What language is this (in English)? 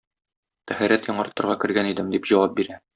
Tatar